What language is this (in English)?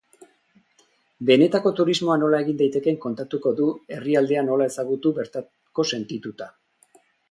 Basque